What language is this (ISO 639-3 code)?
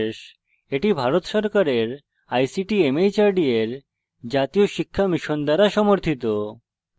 ben